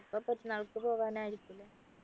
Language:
Malayalam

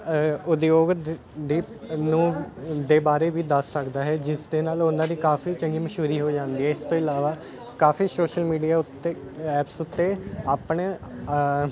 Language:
Punjabi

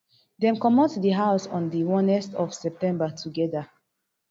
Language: Nigerian Pidgin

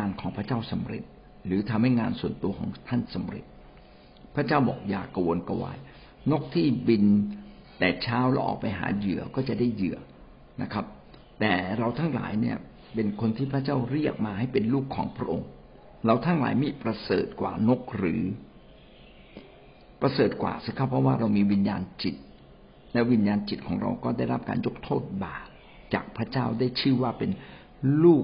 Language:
Thai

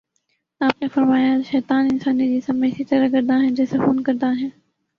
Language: Urdu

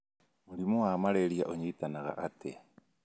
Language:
Kikuyu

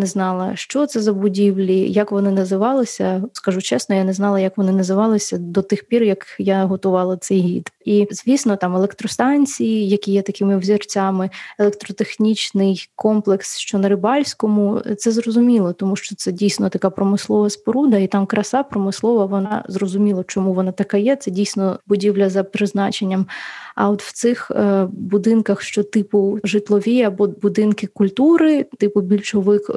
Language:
Ukrainian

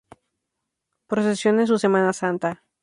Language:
Spanish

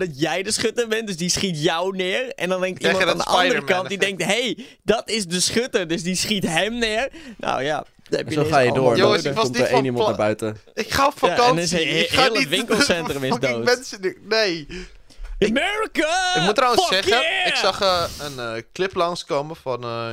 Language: Dutch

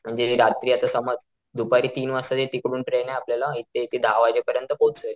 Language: Marathi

